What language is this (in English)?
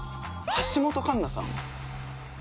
Japanese